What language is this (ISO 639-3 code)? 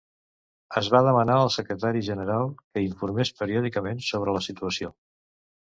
cat